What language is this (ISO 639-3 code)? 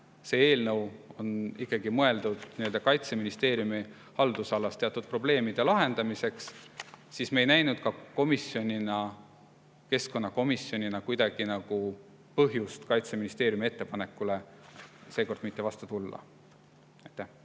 est